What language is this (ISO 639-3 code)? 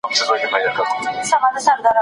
pus